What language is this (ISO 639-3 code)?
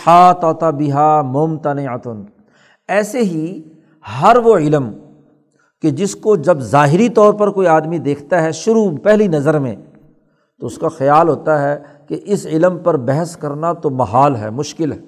urd